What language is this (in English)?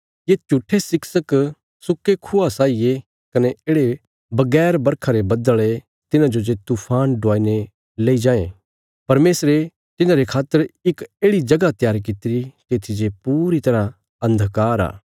Bilaspuri